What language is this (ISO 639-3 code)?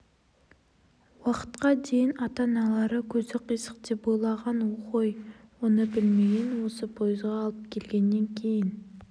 kaz